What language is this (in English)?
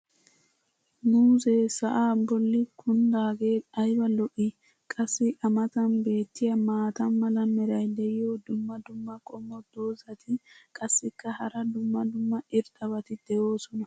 Wolaytta